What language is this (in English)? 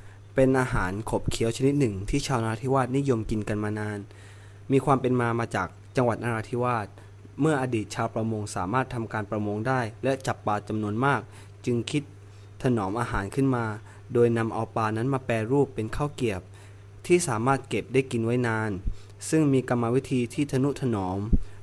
Thai